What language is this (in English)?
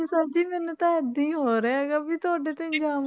Punjabi